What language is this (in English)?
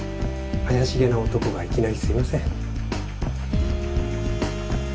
Japanese